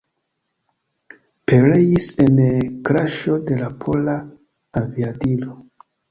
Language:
Esperanto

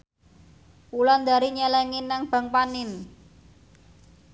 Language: Javanese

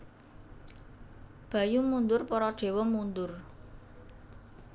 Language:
Javanese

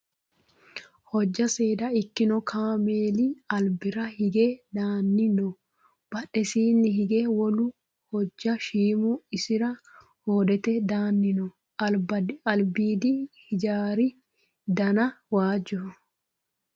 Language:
Sidamo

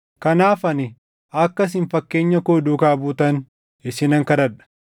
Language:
Oromo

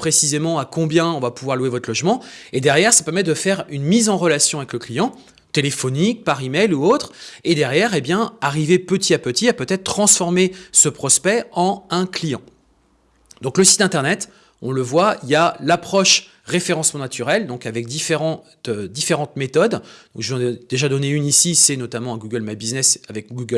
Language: French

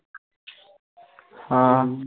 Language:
Punjabi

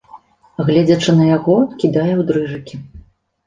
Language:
Belarusian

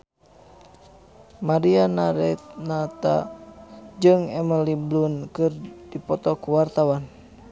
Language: Sundanese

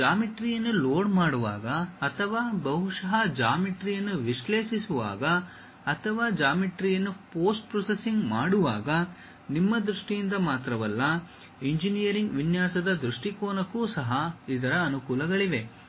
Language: Kannada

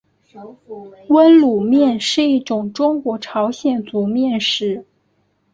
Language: Chinese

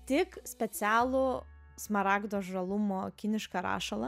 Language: Lithuanian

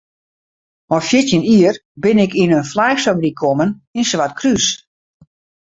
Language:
Western Frisian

